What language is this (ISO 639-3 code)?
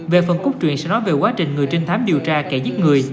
vie